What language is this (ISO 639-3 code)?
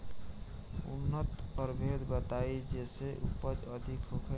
bho